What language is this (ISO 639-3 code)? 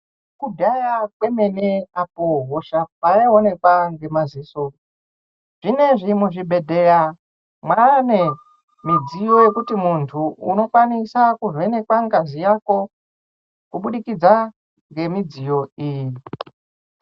ndc